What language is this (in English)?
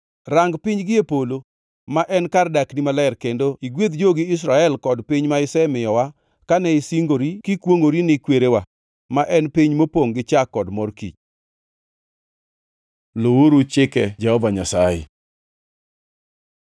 Luo (Kenya and Tanzania)